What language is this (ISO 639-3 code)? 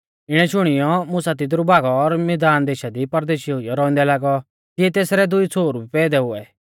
bfz